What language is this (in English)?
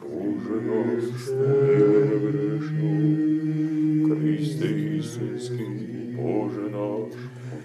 Croatian